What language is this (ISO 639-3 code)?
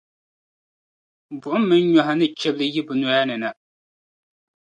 dag